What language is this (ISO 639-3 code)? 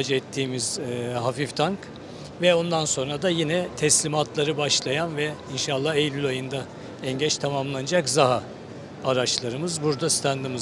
tur